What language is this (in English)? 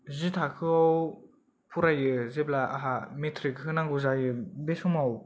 Bodo